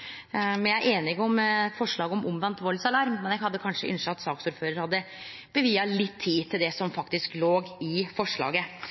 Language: Norwegian Nynorsk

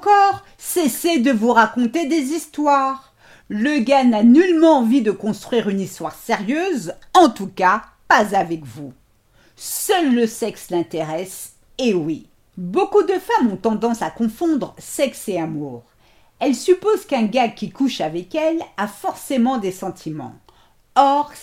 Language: French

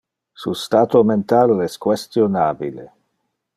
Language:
Interlingua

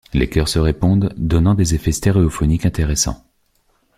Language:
French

